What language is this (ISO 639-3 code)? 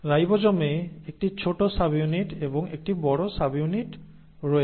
ben